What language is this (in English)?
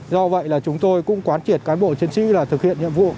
Vietnamese